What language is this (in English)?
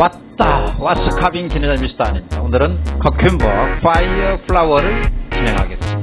Korean